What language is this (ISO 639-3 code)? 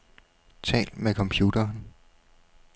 dan